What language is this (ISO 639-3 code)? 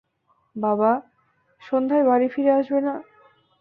ben